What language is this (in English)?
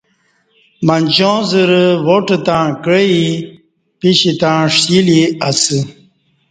Kati